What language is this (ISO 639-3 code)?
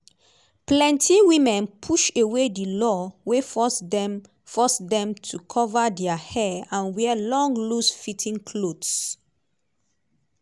pcm